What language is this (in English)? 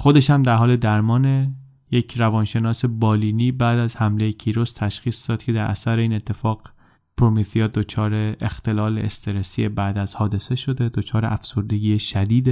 Persian